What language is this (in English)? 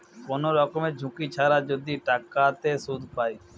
Bangla